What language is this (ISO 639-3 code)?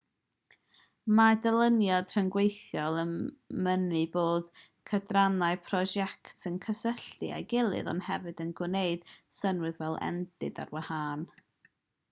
cym